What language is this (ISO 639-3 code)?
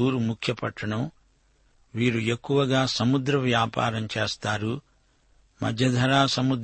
tel